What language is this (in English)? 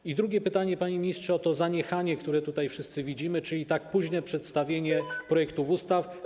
Polish